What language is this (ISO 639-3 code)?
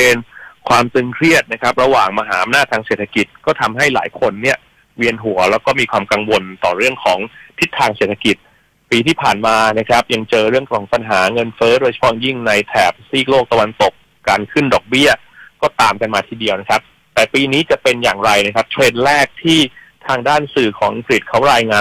tha